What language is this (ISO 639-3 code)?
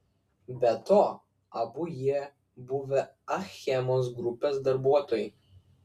lit